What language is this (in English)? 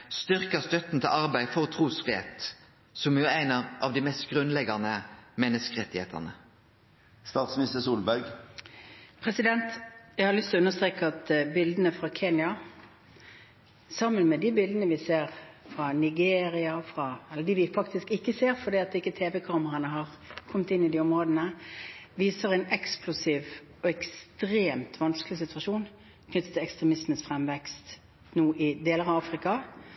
Norwegian